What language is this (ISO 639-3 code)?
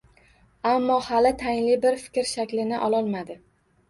uzb